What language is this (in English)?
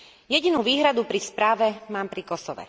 Slovak